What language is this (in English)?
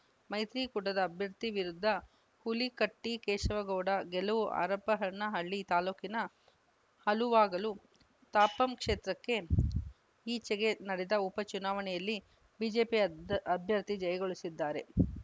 Kannada